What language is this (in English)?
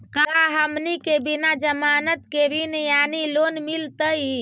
Magahi